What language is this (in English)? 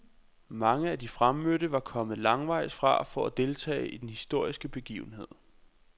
Danish